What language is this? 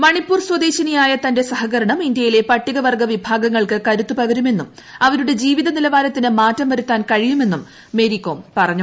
Malayalam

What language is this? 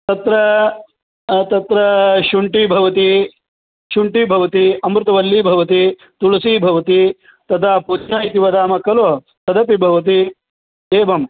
Sanskrit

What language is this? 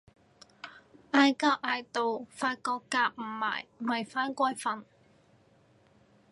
Cantonese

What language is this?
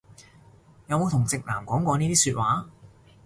Cantonese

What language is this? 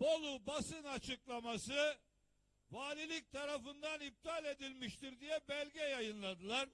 Turkish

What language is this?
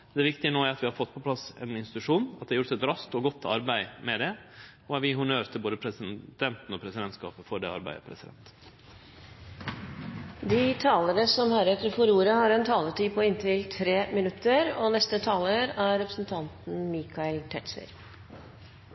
Norwegian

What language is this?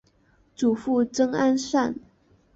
Chinese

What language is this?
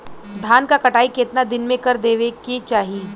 Bhojpuri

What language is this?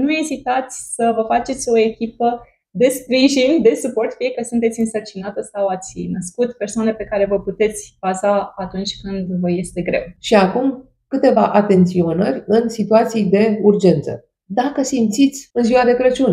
Romanian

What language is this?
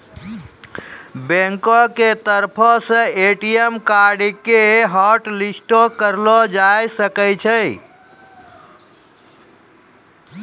Maithili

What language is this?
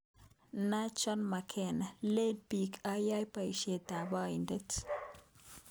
Kalenjin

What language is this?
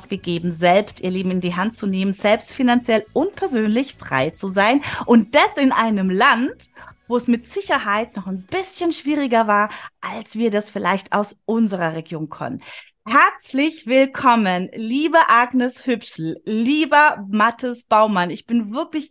German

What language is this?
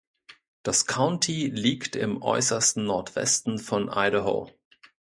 German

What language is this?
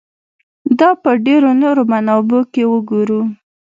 Pashto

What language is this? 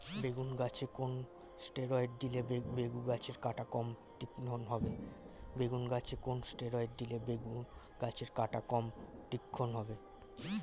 Bangla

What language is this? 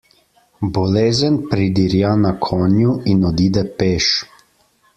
Slovenian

